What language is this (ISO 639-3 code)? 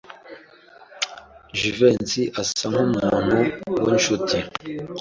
kin